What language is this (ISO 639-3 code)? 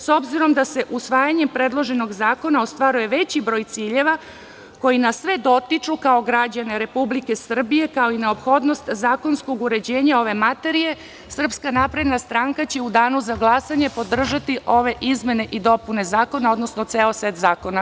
srp